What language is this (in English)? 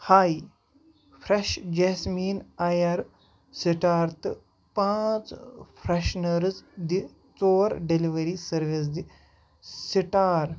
Kashmiri